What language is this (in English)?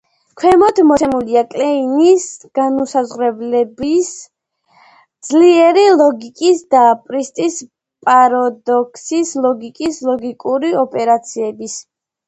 Georgian